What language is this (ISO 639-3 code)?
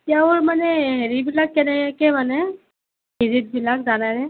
asm